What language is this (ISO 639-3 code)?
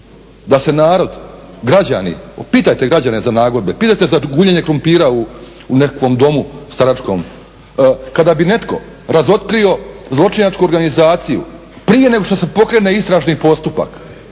hrv